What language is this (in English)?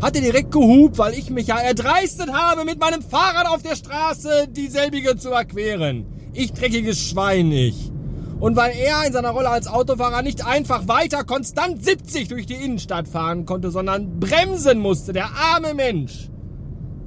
German